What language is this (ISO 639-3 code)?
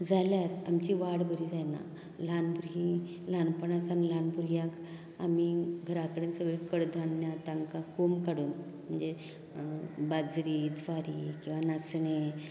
kok